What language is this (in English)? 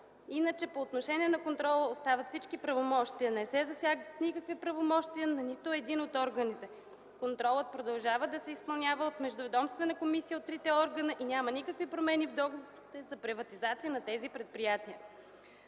Bulgarian